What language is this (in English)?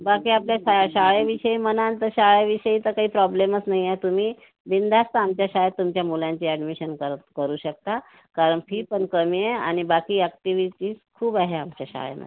Marathi